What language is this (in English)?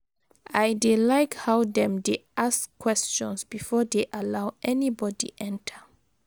Nigerian Pidgin